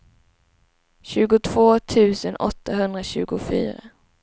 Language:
Swedish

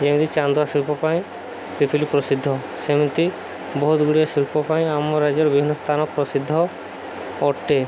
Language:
Odia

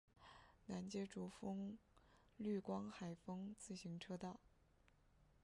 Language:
Chinese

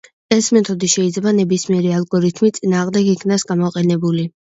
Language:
Georgian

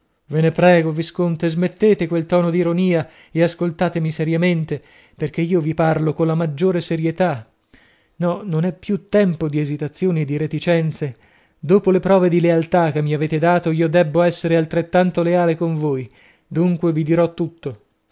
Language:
Italian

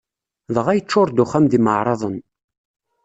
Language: Kabyle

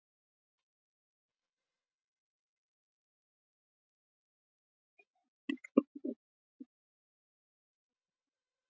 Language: Icelandic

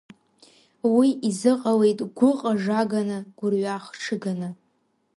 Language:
Abkhazian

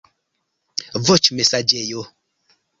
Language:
Esperanto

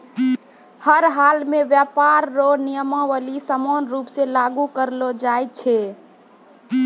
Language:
Maithili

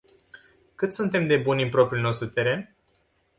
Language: Romanian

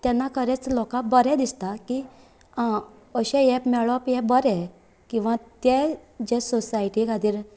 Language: Konkani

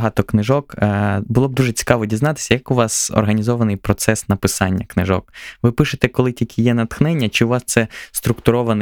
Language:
Ukrainian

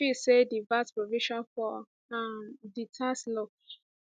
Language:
Nigerian Pidgin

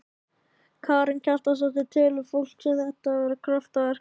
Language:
Icelandic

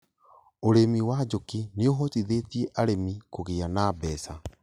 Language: Kikuyu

